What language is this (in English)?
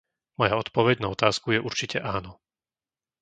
Slovak